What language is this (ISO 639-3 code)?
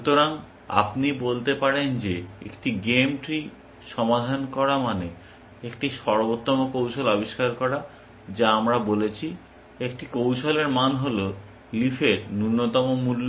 ben